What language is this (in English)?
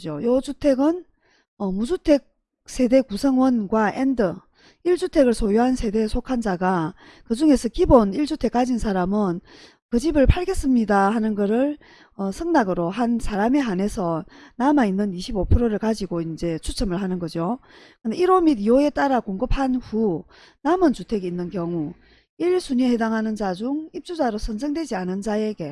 Korean